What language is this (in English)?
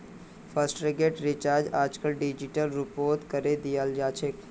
Magahi